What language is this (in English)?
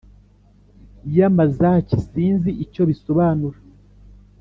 Kinyarwanda